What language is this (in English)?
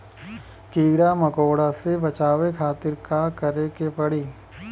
Bhojpuri